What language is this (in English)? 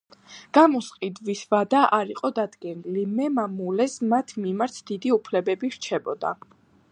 Georgian